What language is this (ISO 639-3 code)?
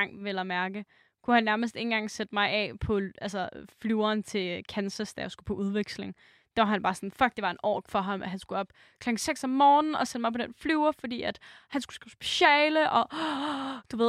dan